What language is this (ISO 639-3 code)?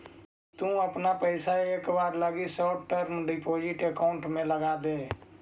mag